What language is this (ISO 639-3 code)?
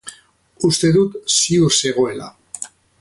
eus